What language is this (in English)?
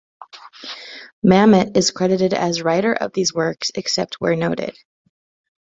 English